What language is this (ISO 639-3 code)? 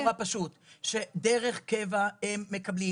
heb